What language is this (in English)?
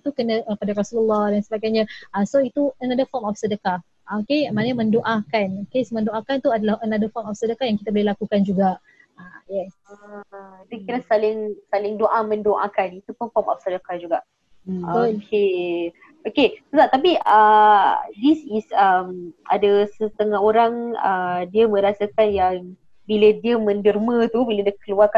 Malay